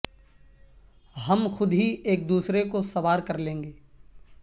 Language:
Urdu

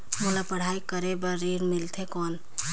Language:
Chhattisgarhi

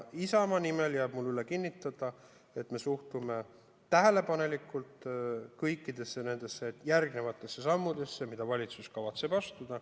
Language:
Estonian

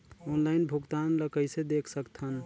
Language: Chhattisgarhi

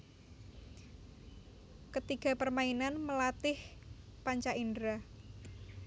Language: Javanese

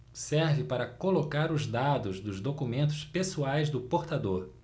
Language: Portuguese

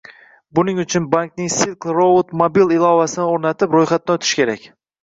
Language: Uzbek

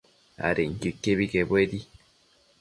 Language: Matsés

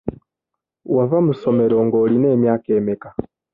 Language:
Ganda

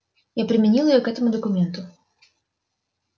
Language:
Russian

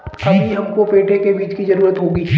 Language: Hindi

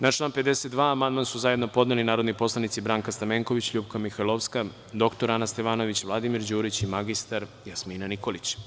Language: Serbian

